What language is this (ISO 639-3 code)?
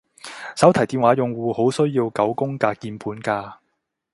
yue